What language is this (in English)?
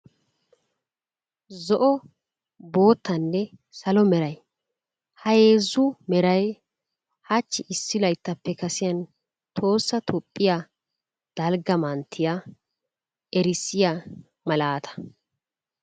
Wolaytta